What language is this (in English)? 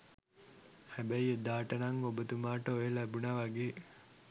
Sinhala